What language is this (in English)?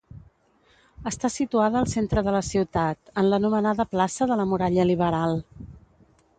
Catalan